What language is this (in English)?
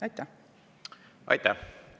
Estonian